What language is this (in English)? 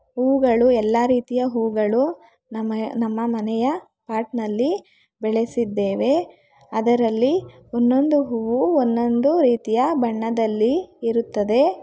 Kannada